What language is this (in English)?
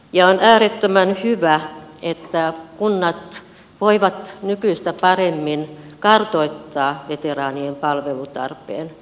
Finnish